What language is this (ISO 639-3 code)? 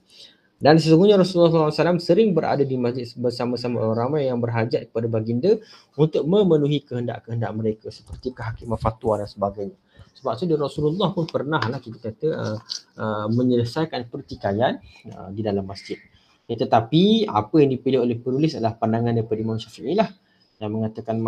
msa